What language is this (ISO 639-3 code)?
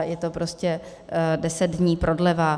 ces